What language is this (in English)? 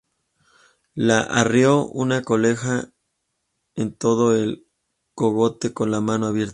Spanish